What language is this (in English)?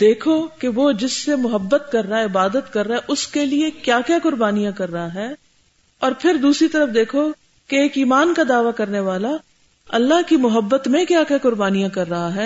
Urdu